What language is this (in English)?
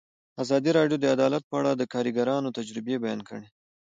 Pashto